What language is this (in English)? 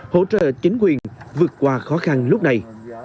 Vietnamese